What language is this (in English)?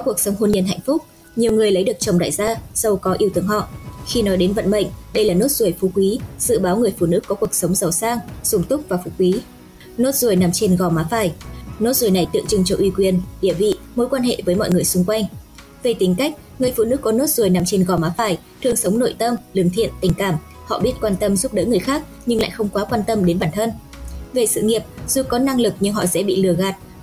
Vietnamese